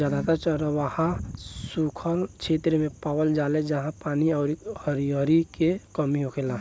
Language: Bhojpuri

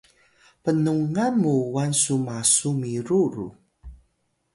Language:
Atayal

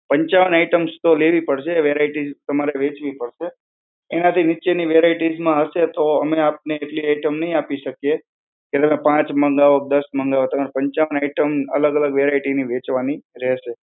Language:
Gujarati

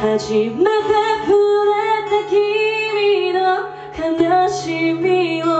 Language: Bulgarian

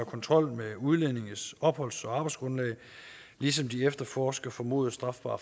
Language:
Danish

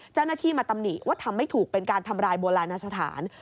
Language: Thai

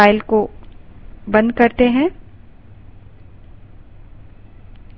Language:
Hindi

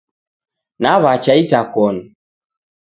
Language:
Taita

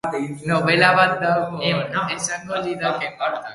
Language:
Basque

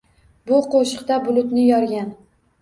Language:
Uzbek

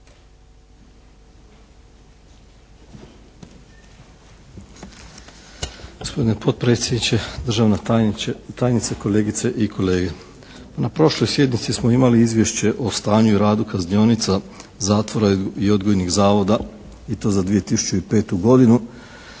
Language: Croatian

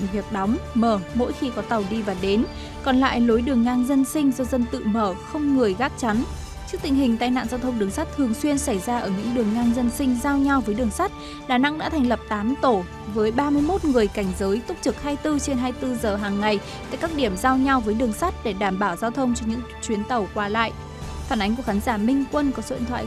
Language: Vietnamese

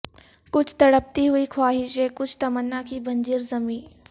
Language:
Urdu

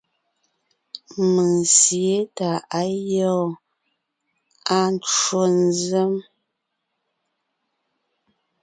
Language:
Ngiemboon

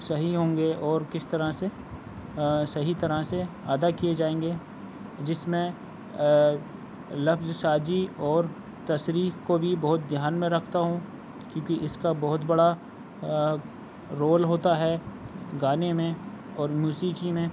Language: Urdu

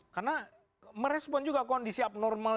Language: Indonesian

